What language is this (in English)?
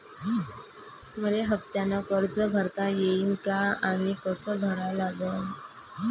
Marathi